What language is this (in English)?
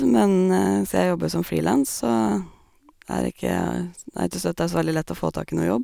Norwegian